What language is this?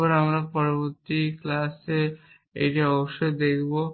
Bangla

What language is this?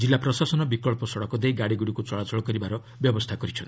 Odia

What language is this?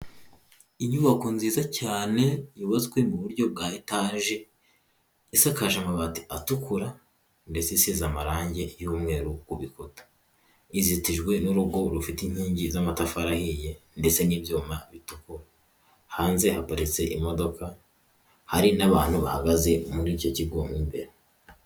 Kinyarwanda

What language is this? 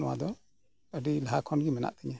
Santali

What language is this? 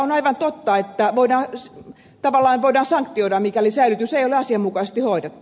Finnish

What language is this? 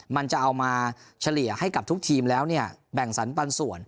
Thai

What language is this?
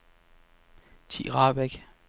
Danish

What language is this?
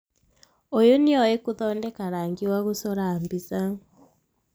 Kikuyu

